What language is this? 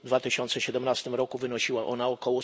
Polish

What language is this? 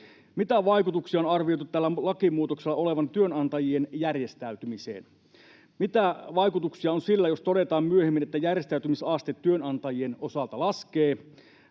Finnish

